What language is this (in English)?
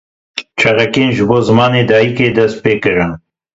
Kurdish